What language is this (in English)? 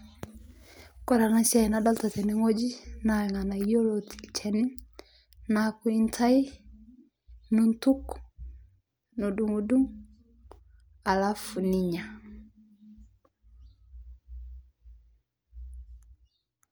Masai